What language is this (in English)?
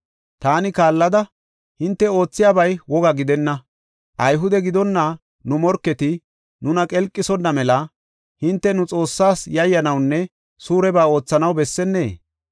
Gofa